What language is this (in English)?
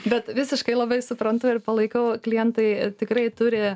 Lithuanian